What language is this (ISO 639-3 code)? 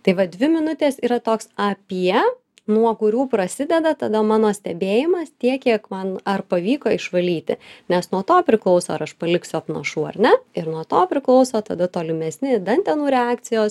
lit